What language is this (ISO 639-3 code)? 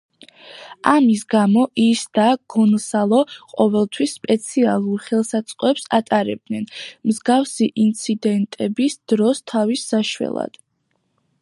kat